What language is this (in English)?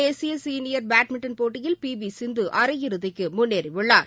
Tamil